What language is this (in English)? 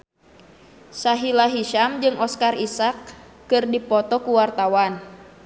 Sundanese